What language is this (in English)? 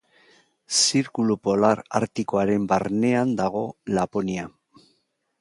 Basque